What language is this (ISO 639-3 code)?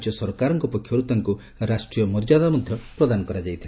ori